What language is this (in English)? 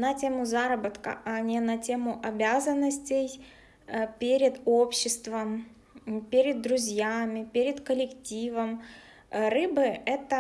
Russian